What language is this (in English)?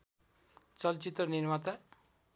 Nepali